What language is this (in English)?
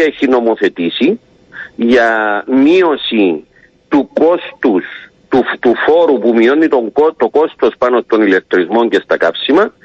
Greek